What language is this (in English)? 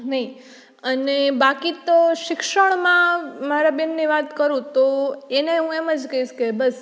Gujarati